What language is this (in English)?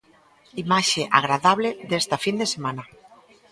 Galician